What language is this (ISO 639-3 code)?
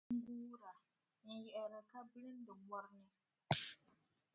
dag